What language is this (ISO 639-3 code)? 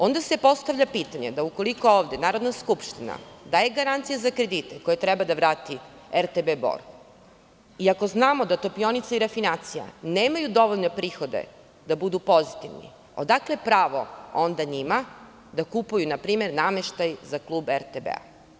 srp